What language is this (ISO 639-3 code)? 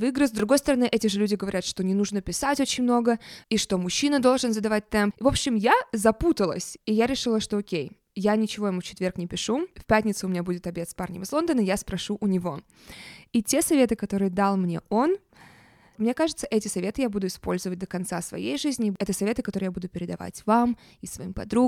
rus